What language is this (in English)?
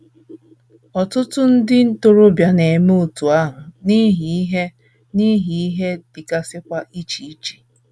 Igbo